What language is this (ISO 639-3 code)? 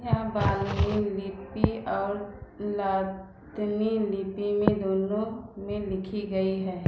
hin